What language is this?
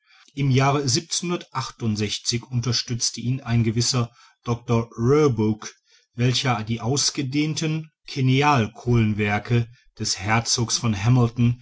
German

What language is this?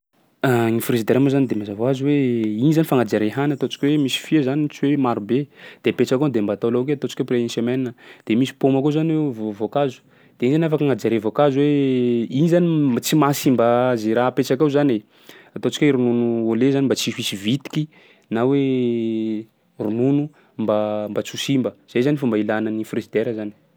Sakalava Malagasy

